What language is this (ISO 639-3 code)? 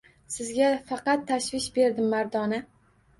uzb